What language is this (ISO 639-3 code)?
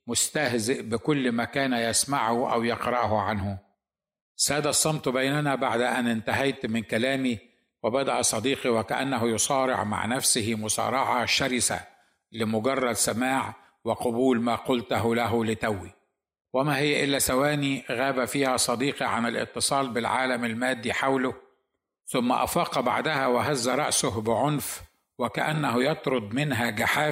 ara